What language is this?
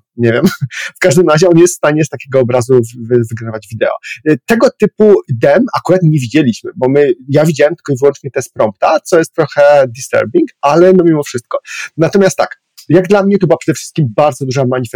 Polish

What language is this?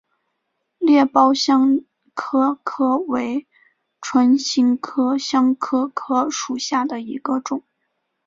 Chinese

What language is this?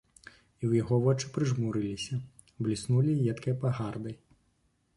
Belarusian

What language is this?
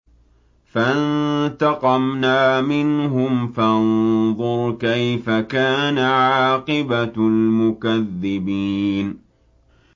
Arabic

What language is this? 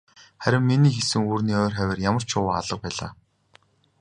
Mongolian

